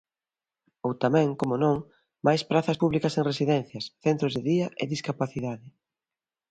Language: Galician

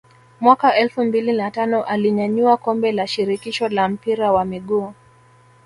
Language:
Swahili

